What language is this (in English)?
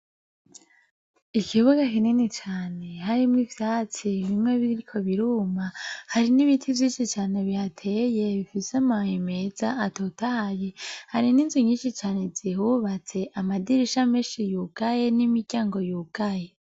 Rundi